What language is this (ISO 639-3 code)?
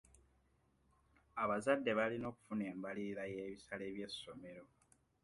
lug